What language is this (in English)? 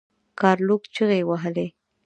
Pashto